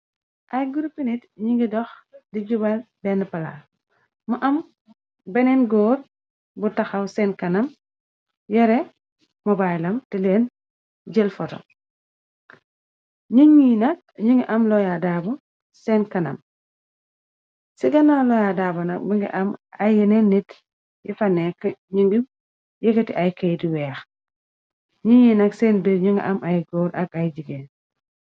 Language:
Wolof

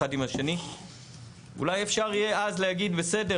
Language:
Hebrew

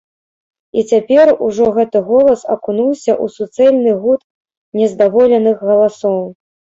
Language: Belarusian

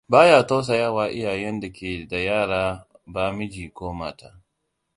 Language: Hausa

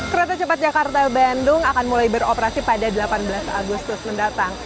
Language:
Indonesian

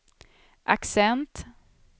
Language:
Swedish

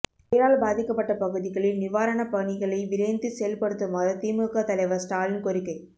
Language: Tamil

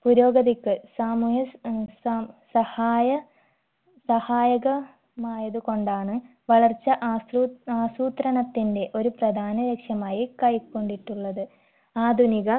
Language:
Malayalam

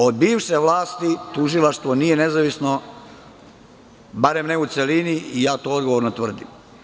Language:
Serbian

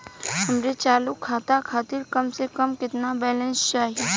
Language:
Bhojpuri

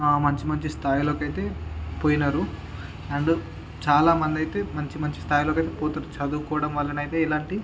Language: Telugu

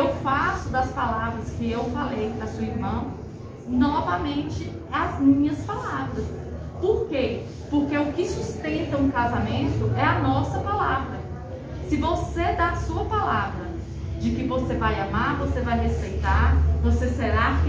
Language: Portuguese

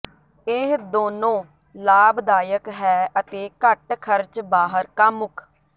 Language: Punjabi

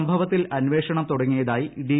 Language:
Malayalam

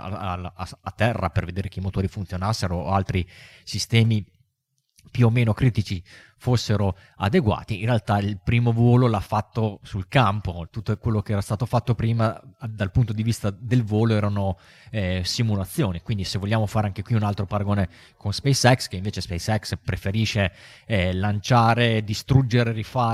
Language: Italian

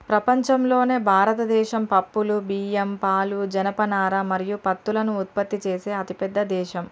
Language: Telugu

